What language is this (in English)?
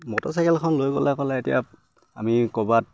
Assamese